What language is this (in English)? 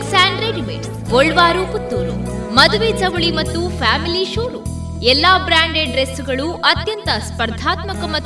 Kannada